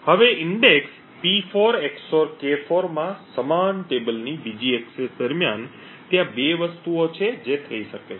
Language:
Gujarati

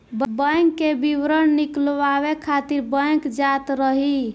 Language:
Bhojpuri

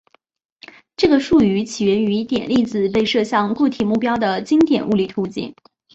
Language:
Chinese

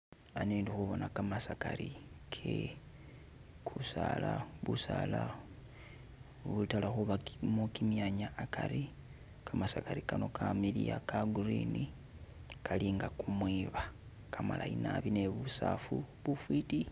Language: Masaaba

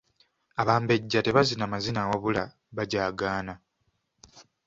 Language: Ganda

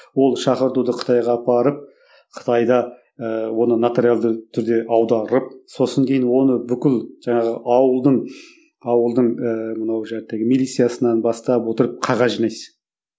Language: Kazakh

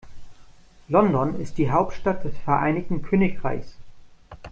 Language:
German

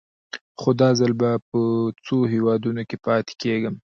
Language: Pashto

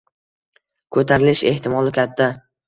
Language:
Uzbek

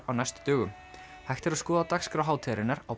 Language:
Icelandic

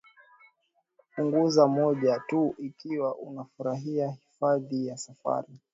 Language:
Swahili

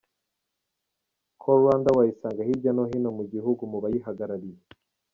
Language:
Kinyarwanda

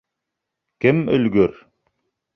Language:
Bashkir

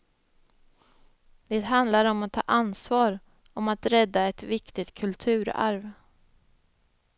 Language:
Swedish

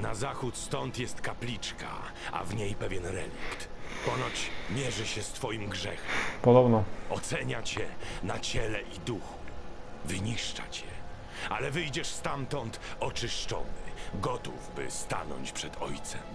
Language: Polish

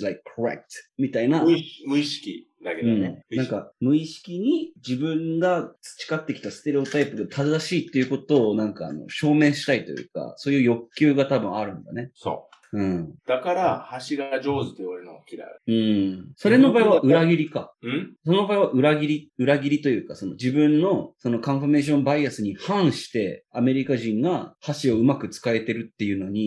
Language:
Japanese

